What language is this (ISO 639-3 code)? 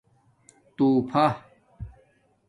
dmk